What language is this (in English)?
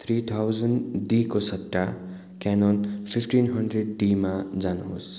Nepali